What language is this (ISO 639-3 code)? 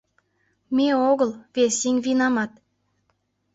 chm